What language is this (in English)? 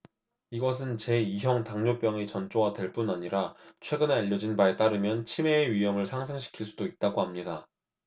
Korean